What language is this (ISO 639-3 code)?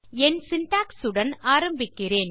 tam